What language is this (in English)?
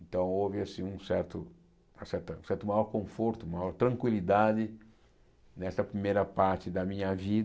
Portuguese